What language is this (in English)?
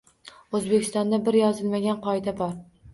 Uzbek